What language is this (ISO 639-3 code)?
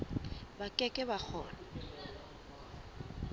sot